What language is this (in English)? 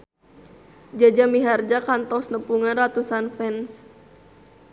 Sundanese